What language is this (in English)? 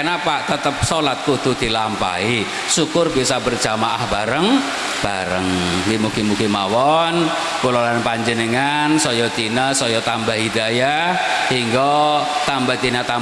Indonesian